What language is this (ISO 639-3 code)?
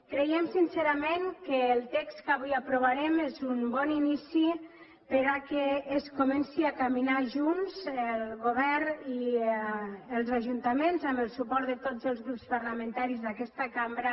cat